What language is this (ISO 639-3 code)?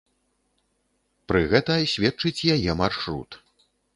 bel